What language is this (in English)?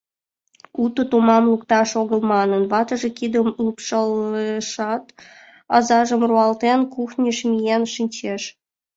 Mari